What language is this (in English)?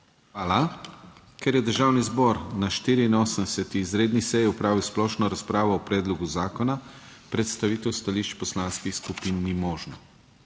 Slovenian